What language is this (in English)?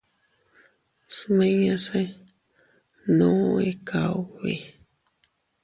Teutila Cuicatec